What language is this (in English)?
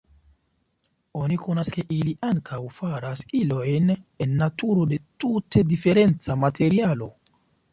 Esperanto